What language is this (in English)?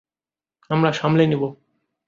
Bangla